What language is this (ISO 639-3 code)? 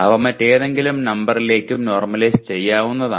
mal